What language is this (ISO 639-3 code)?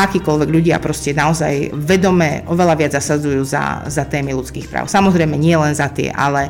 slk